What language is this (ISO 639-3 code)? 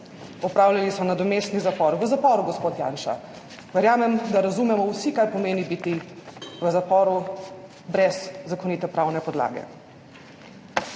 slv